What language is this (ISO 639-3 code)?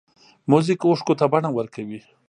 pus